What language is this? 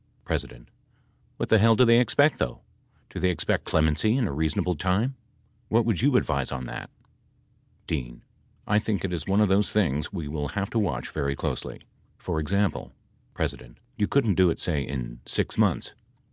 English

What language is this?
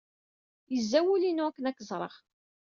Kabyle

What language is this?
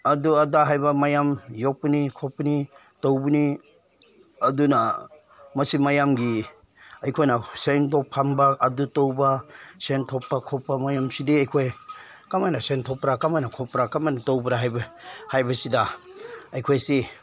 Manipuri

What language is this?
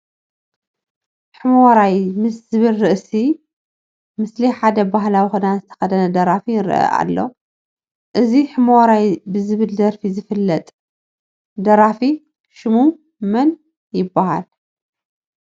Tigrinya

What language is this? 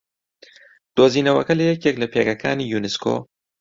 Central Kurdish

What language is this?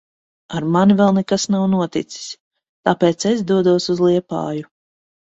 Latvian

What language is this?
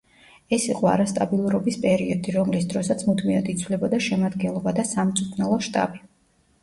Georgian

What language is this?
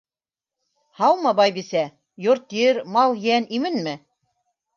Bashkir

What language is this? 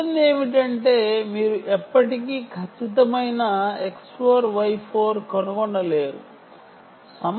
Telugu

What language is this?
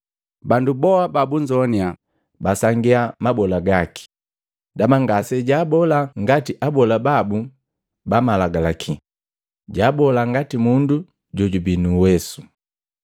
Matengo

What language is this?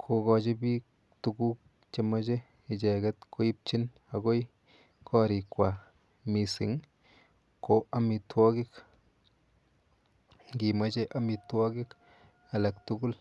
Kalenjin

